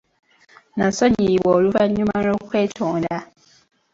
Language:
Ganda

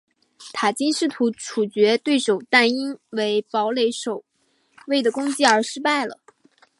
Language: Chinese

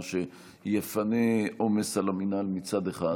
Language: Hebrew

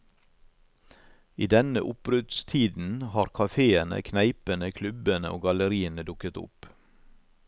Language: Norwegian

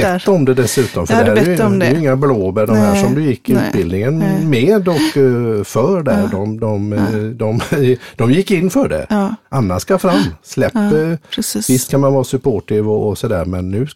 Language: Swedish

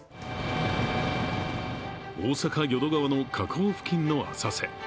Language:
Japanese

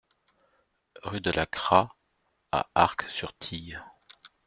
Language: French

